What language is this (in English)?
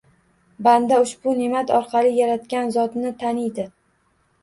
Uzbek